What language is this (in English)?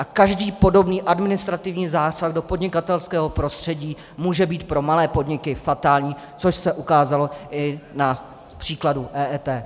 Czech